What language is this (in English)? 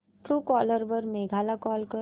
Marathi